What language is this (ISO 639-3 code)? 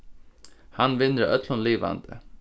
fao